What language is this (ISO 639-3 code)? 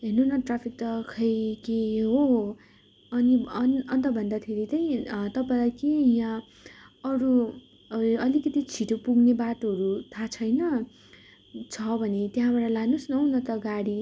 nep